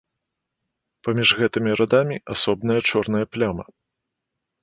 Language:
Belarusian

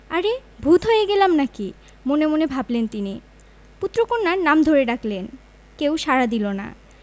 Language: Bangla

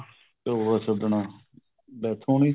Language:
Punjabi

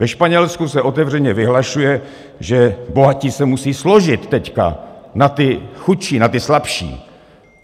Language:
Czech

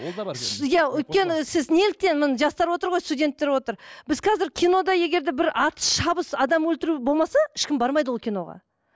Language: Kazakh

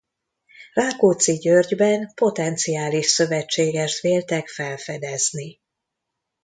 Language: Hungarian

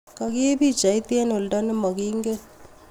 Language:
Kalenjin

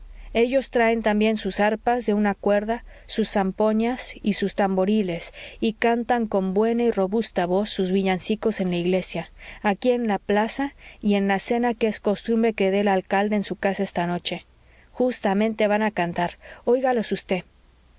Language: Spanish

